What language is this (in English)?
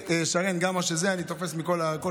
Hebrew